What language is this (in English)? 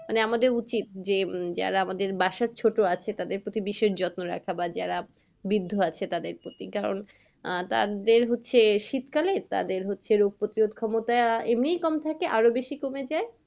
Bangla